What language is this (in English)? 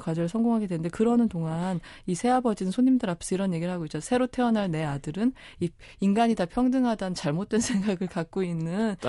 Korean